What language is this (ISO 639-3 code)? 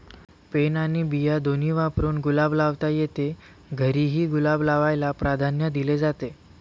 mar